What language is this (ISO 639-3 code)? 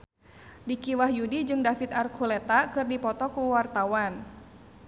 sun